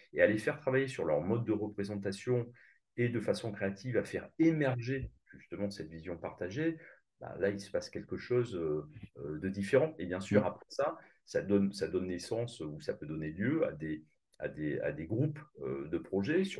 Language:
French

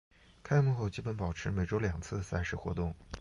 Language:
Chinese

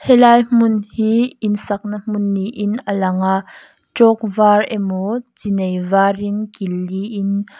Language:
Mizo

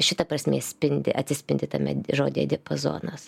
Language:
Lithuanian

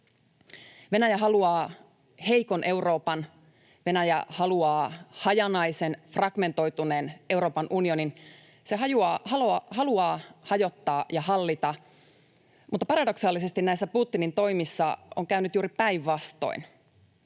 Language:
Finnish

